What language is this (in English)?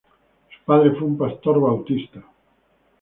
Spanish